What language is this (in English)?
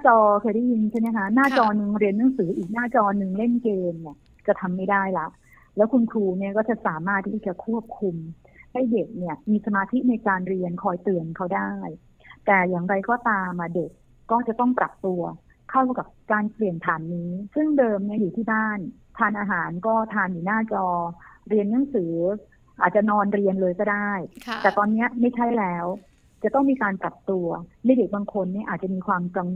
Thai